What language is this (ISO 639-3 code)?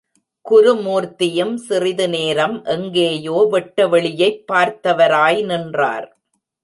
tam